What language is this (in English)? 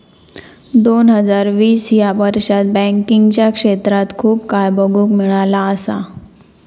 Marathi